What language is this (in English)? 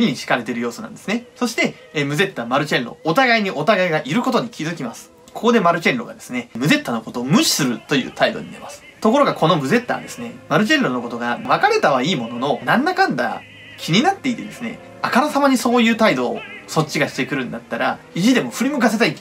Japanese